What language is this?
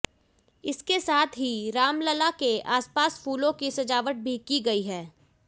Hindi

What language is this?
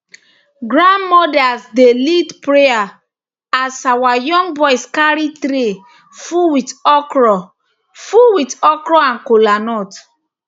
Nigerian Pidgin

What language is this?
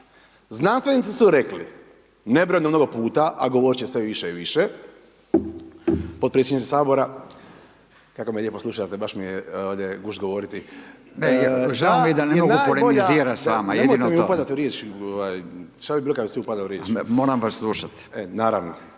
Croatian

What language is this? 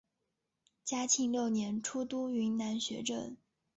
Chinese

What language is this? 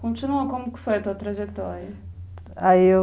Portuguese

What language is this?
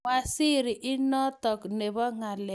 Kalenjin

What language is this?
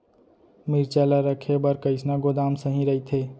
Chhattisgarhi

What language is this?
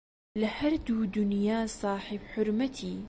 Central Kurdish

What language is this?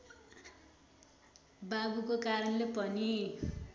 Nepali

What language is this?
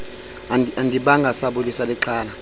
Xhosa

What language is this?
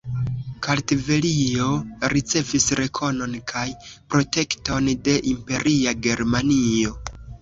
Esperanto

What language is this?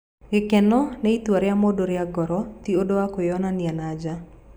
Kikuyu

